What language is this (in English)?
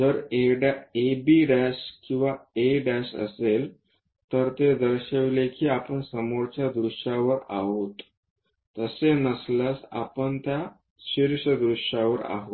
Marathi